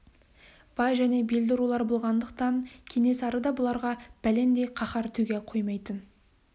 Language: Kazakh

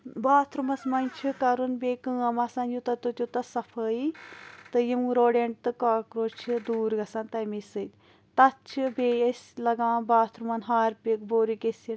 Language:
Kashmiri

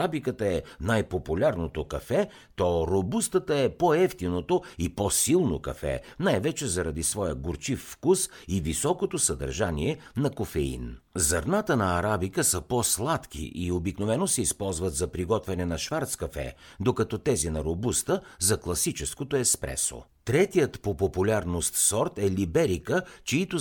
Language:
Bulgarian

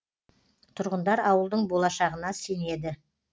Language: Kazakh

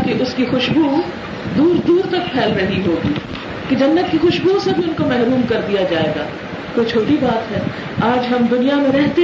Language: Urdu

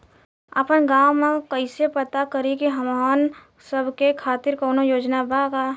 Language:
Bhojpuri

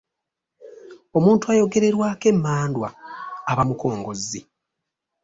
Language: Ganda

